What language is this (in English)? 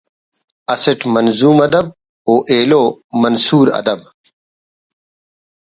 Brahui